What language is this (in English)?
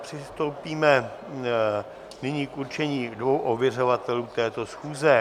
Czech